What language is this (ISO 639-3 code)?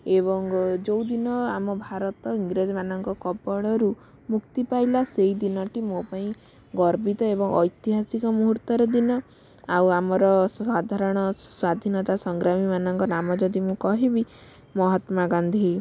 ori